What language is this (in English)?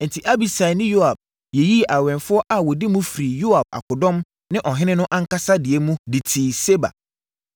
Akan